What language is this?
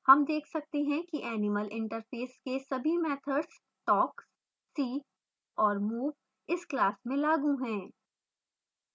Hindi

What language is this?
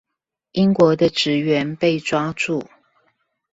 Chinese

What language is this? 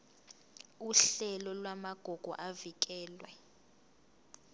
Zulu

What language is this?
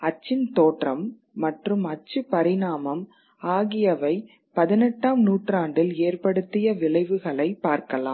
Tamil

